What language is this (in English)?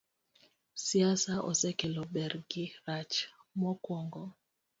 Luo (Kenya and Tanzania)